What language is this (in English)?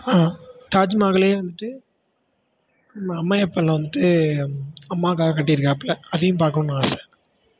Tamil